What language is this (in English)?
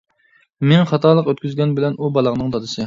Uyghur